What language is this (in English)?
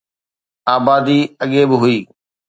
Sindhi